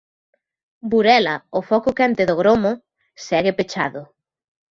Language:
Galician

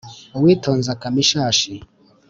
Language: Kinyarwanda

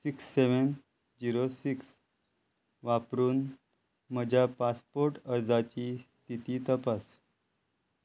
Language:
Konkani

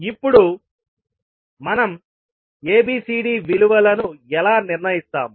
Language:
Telugu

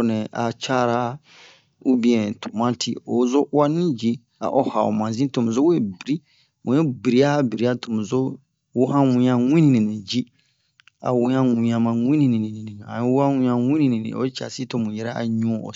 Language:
Bomu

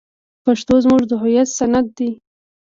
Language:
Pashto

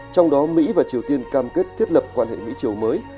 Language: Vietnamese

